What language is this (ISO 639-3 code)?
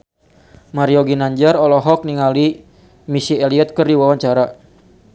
sun